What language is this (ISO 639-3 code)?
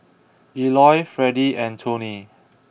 eng